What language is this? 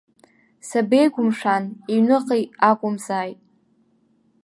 Abkhazian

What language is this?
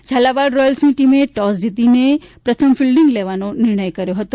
Gujarati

